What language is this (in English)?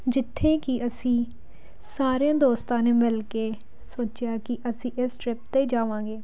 Punjabi